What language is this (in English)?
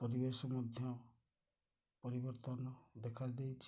Odia